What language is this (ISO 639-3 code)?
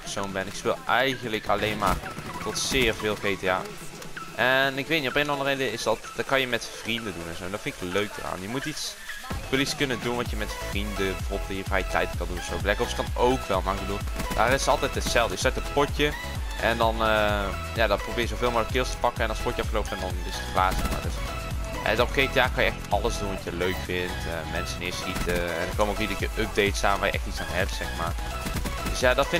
nld